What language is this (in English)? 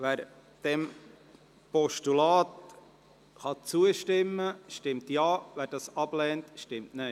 Swiss German